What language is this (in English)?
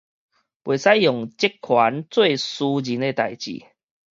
Min Nan Chinese